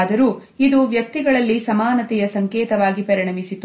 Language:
Kannada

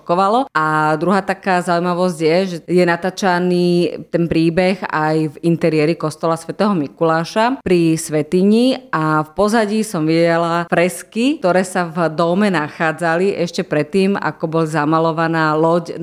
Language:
Slovak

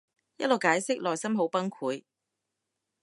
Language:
Cantonese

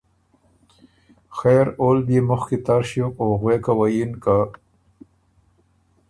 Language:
Ormuri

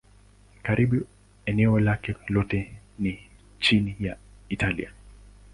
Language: Swahili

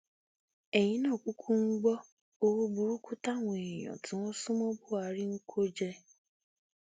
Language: Yoruba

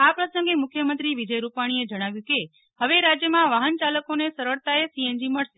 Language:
Gujarati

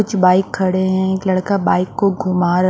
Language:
Hindi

